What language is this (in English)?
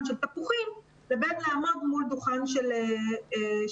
Hebrew